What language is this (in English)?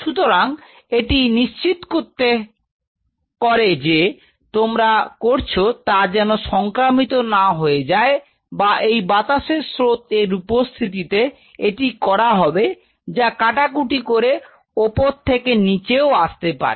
Bangla